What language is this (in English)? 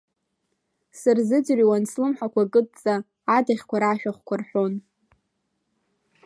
Abkhazian